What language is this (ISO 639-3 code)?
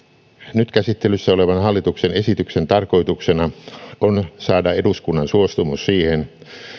fin